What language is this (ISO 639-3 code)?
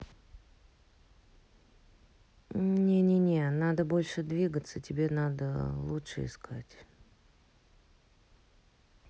rus